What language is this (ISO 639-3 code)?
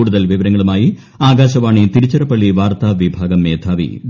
mal